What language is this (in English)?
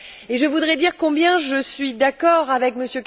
French